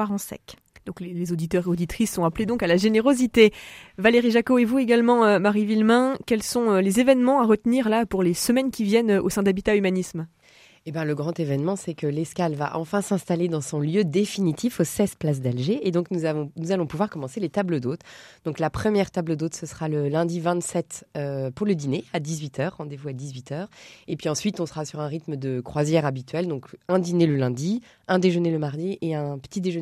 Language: French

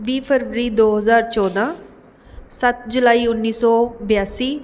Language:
Punjabi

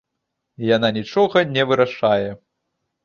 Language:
Belarusian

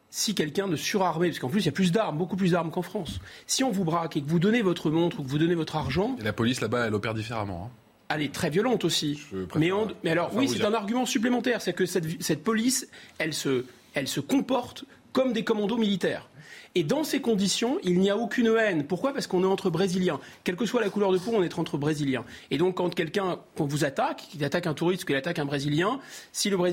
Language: French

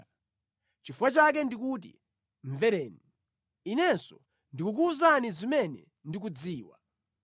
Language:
Nyanja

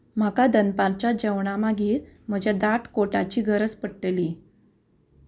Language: Konkani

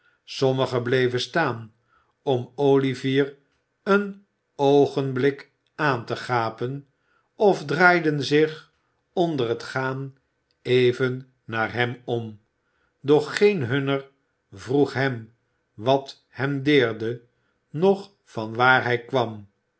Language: Dutch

